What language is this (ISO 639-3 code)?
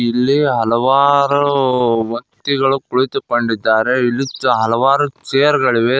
kan